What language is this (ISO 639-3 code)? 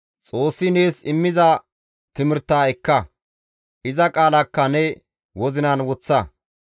gmv